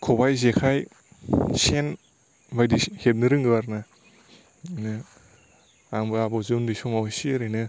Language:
Bodo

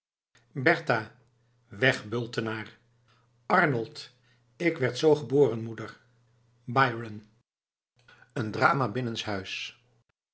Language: Dutch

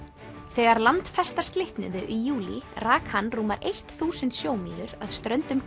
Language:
Icelandic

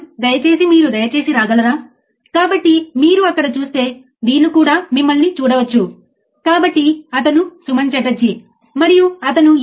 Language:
Telugu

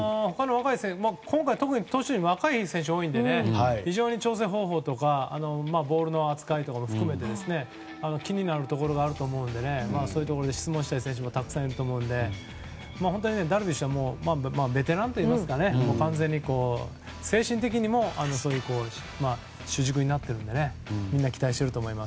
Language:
Japanese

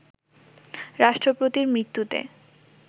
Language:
Bangla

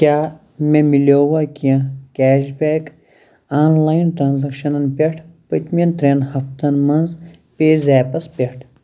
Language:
Kashmiri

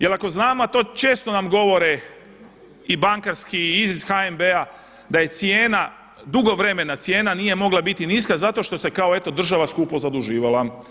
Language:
Croatian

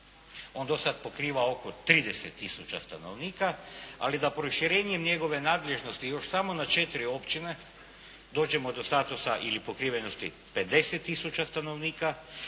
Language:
Croatian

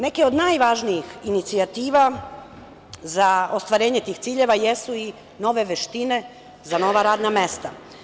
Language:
Serbian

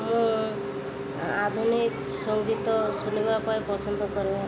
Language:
Odia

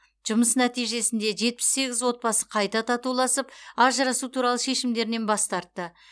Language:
Kazakh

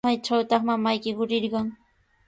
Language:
Sihuas Ancash Quechua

